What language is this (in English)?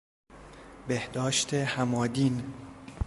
Persian